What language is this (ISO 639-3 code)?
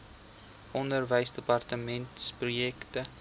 afr